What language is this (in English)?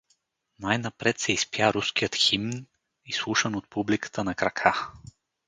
Bulgarian